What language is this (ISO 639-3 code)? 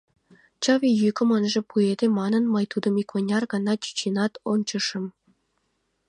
chm